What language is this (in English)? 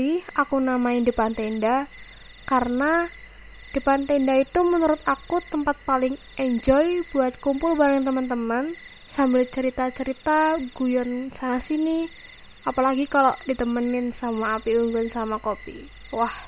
Indonesian